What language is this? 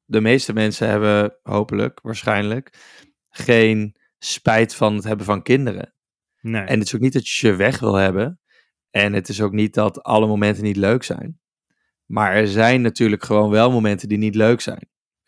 Dutch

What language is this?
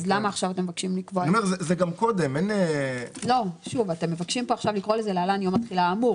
Hebrew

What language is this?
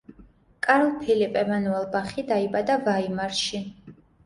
Georgian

